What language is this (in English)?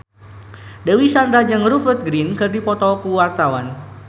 Sundanese